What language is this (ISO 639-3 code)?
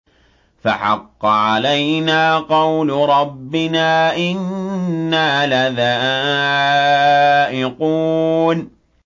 ara